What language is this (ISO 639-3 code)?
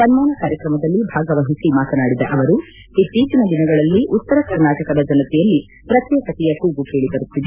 kan